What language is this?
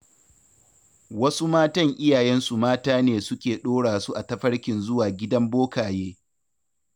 Hausa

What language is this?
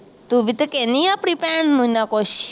Punjabi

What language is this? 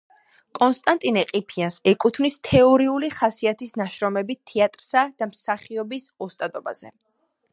Georgian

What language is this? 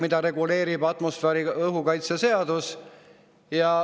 Estonian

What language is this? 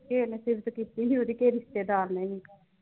Punjabi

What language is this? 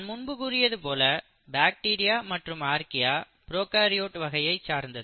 Tamil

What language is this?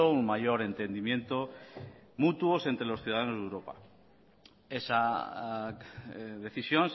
Spanish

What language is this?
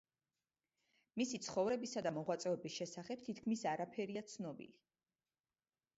Georgian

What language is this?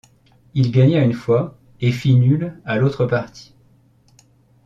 French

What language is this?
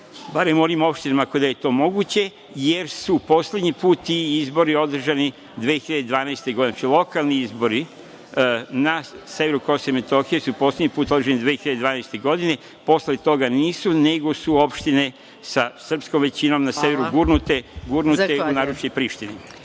Serbian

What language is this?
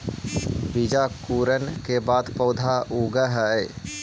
Magahi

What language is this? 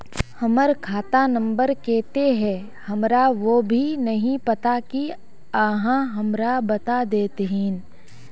Magahi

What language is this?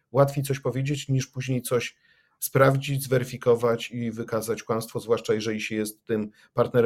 Polish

